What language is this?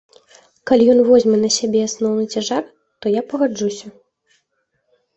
Belarusian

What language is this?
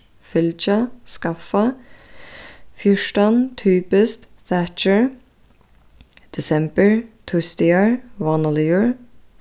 Faroese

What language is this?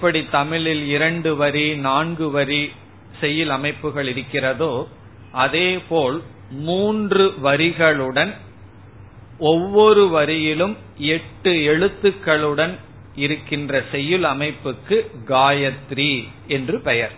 Tamil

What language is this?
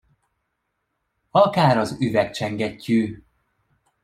Hungarian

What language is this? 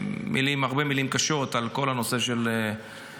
Hebrew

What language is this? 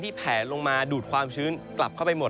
Thai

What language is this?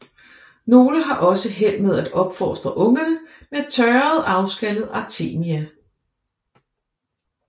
Danish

